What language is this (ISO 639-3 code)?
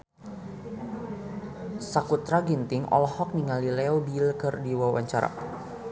sun